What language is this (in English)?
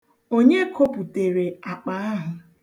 Igbo